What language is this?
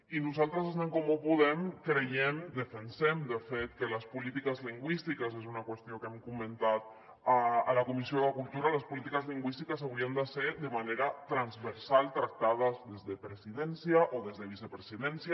Catalan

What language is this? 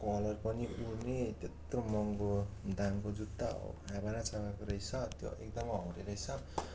Nepali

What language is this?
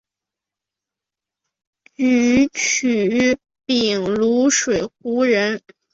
Chinese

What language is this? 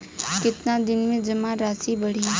Bhojpuri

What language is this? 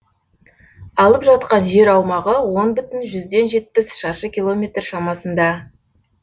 Kazakh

